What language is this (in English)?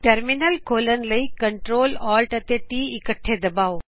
Punjabi